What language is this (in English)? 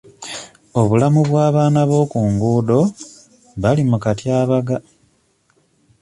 Ganda